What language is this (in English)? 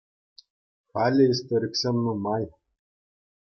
Chuvash